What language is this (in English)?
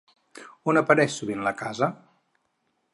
Catalan